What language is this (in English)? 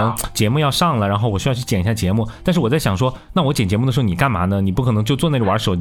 Chinese